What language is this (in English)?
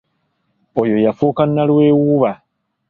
Ganda